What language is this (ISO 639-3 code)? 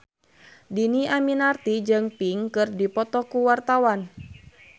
sun